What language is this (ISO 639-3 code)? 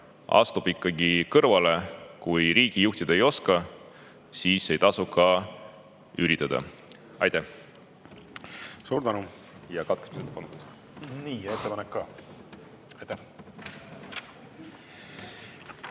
est